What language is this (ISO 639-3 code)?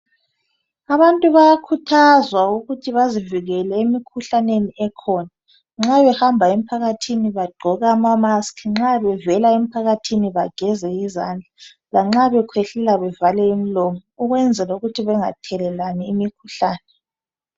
nde